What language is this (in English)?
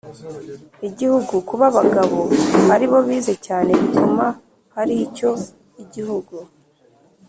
Kinyarwanda